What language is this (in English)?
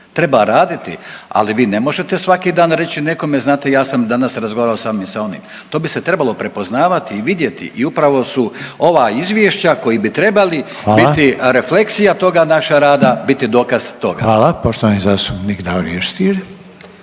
Croatian